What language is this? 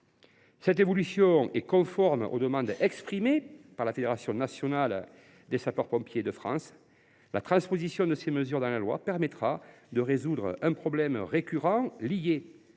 French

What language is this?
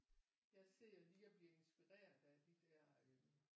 Danish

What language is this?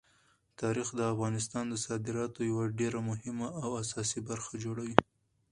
Pashto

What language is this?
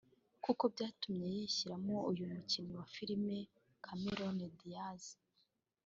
Kinyarwanda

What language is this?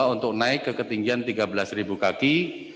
Indonesian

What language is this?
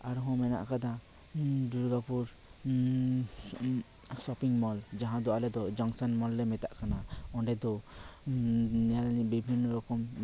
Santali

